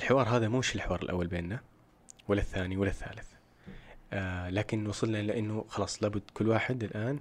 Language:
Arabic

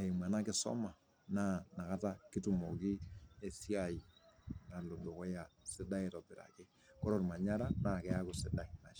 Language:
Masai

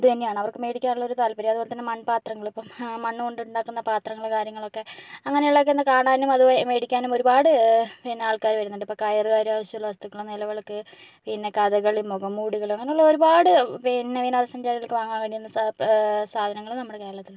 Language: Malayalam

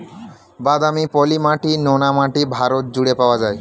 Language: Bangla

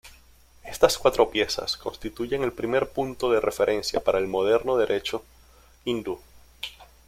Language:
Spanish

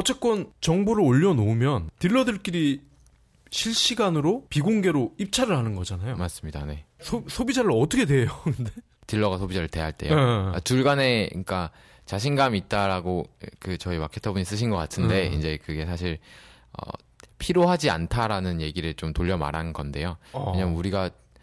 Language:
Korean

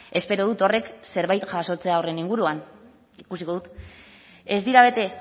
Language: Basque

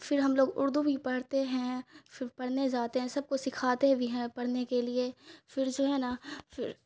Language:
Urdu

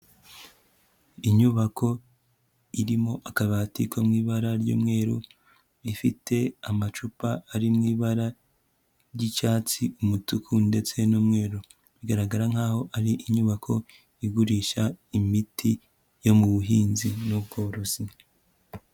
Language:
Kinyarwanda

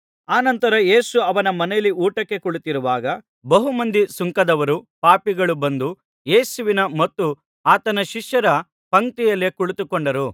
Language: Kannada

